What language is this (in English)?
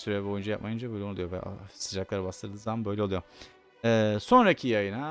Turkish